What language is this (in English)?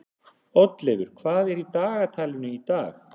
Icelandic